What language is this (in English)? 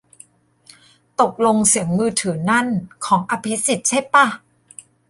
Thai